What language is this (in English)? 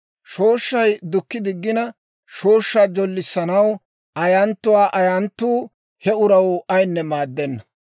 Dawro